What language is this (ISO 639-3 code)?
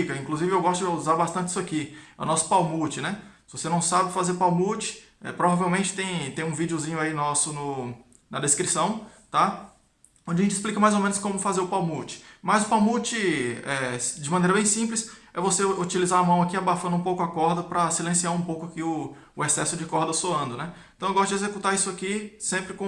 por